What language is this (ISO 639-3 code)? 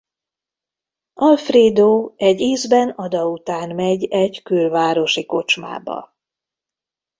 hun